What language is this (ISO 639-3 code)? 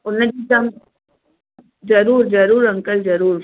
snd